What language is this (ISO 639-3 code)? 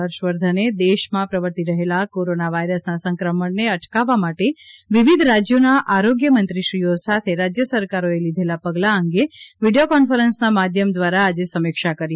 guj